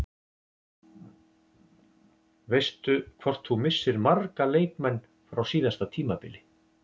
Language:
Icelandic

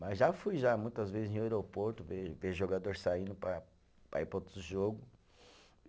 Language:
Portuguese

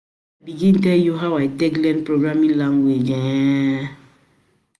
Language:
Nigerian Pidgin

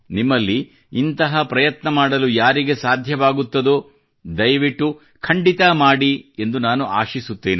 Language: Kannada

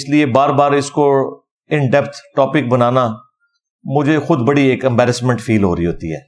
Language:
Urdu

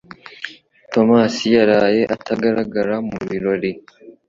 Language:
Kinyarwanda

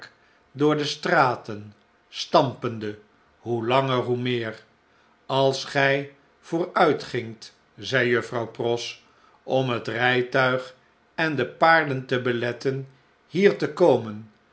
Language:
Dutch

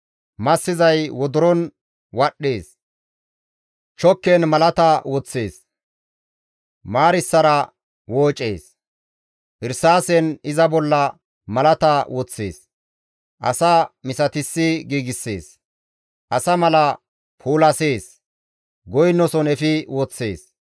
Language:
Gamo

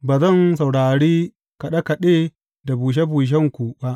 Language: Hausa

